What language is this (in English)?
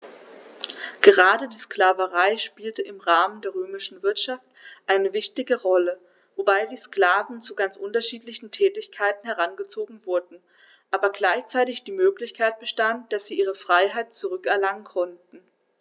German